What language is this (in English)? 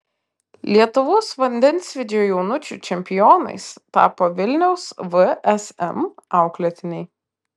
Lithuanian